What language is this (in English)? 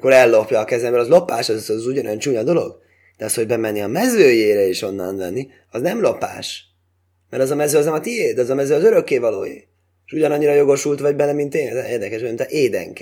Hungarian